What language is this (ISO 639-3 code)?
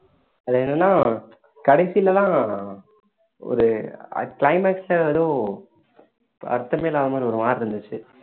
tam